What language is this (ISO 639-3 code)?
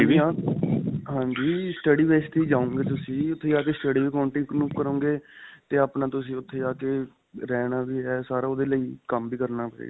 pan